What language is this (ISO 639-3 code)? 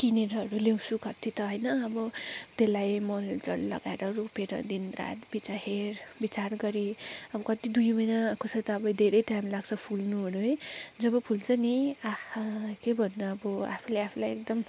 nep